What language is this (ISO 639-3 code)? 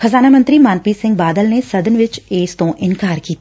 pan